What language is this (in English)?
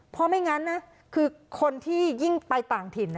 Thai